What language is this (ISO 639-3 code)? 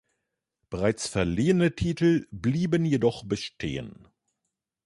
deu